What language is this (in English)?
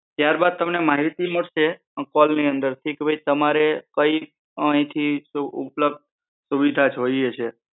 Gujarati